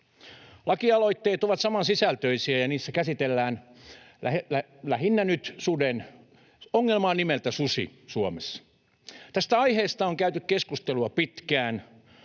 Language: Finnish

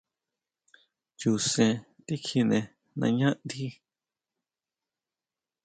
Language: Huautla Mazatec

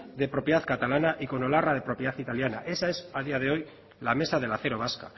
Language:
Spanish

